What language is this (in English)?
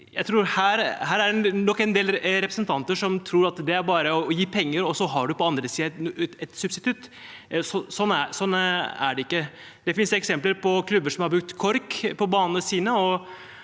Norwegian